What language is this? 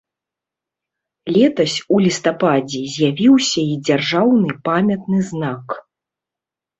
Belarusian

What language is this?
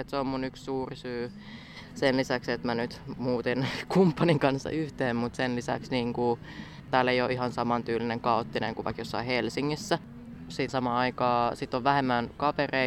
Finnish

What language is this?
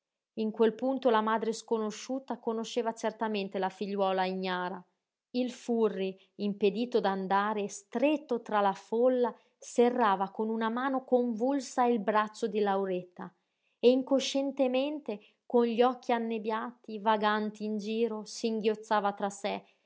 Italian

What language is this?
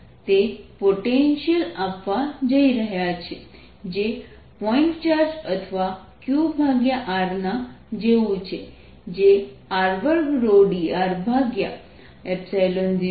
Gujarati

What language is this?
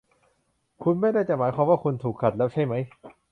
Thai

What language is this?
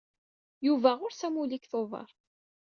Kabyle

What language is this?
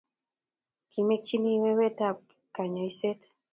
Kalenjin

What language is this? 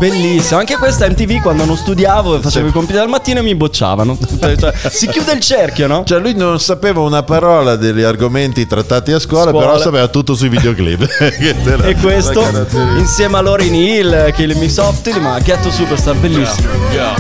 Italian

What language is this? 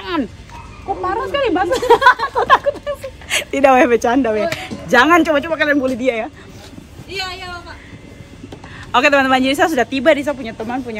Indonesian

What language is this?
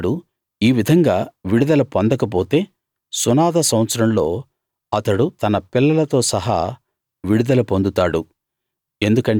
Telugu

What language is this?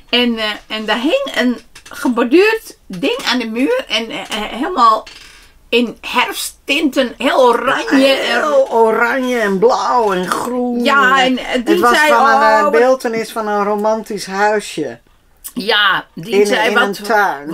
Dutch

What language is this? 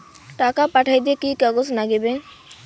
Bangla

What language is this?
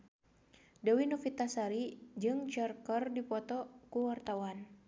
Sundanese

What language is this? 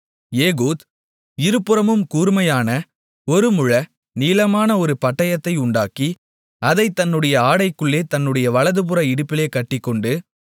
Tamil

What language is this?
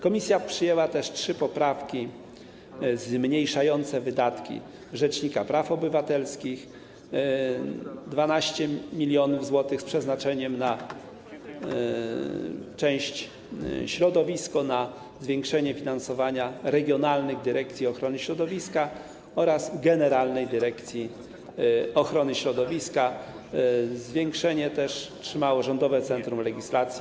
Polish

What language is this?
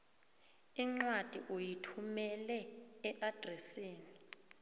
South Ndebele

